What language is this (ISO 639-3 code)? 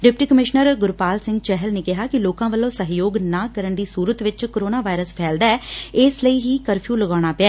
pan